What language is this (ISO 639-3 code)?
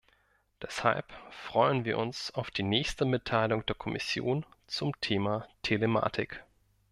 deu